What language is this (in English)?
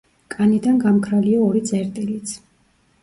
Georgian